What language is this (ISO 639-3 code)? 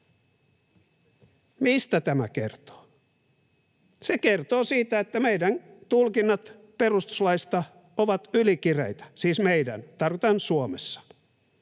fin